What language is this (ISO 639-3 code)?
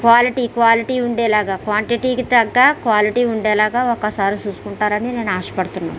tel